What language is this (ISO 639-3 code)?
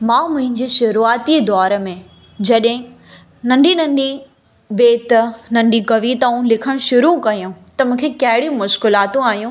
snd